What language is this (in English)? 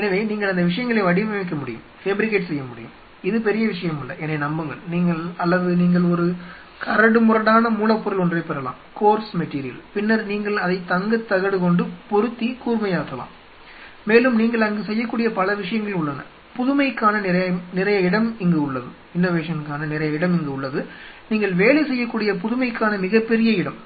Tamil